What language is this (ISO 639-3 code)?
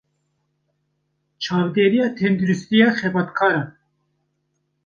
kur